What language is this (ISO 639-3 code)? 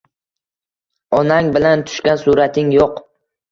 uzb